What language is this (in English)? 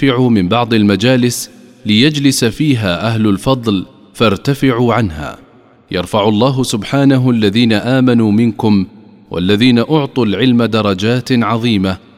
Arabic